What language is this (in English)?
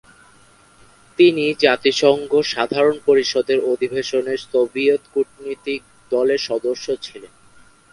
Bangla